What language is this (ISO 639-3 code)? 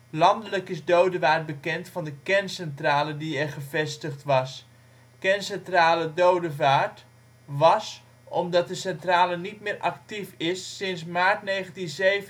nld